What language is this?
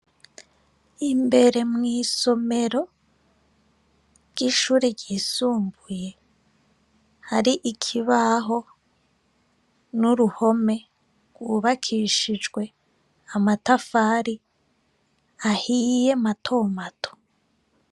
Rundi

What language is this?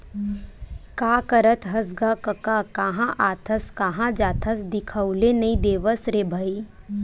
Chhattisgarhi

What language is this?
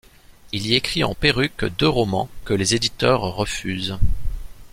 French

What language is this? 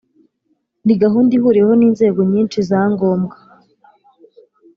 Kinyarwanda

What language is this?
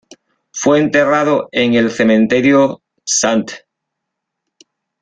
Spanish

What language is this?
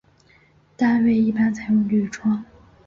Chinese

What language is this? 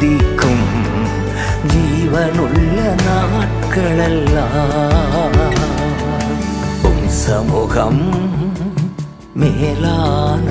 Urdu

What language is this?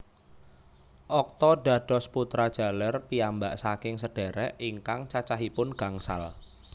Javanese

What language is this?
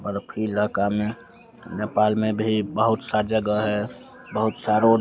Hindi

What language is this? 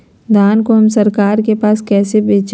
Magahi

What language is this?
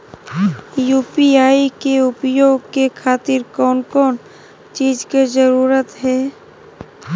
Magahi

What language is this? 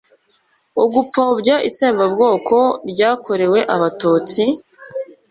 Kinyarwanda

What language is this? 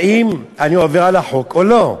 Hebrew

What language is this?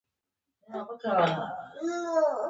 Pashto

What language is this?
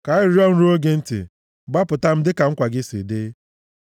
Igbo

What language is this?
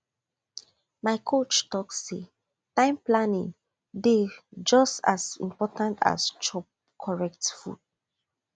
Nigerian Pidgin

